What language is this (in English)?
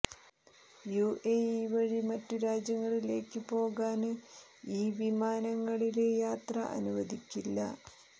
Malayalam